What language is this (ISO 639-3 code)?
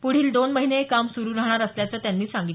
mar